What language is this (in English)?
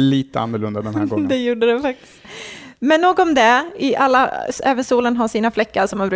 Swedish